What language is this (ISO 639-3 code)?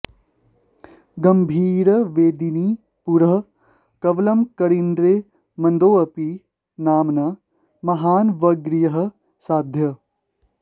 san